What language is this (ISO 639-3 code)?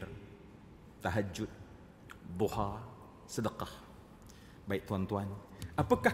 msa